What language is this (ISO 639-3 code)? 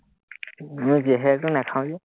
asm